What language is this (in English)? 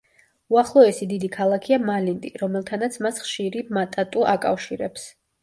Georgian